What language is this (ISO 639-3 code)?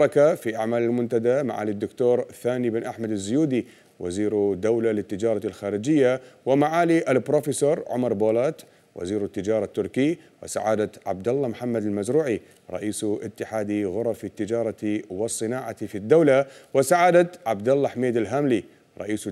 ara